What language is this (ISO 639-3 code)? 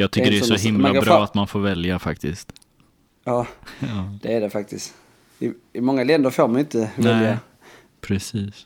swe